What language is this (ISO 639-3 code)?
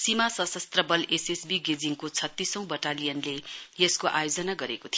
nep